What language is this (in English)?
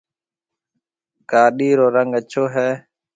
Marwari (Pakistan)